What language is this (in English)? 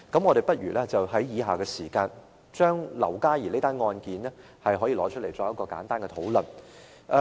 Cantonese